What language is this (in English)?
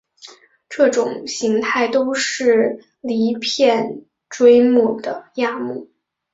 Chinese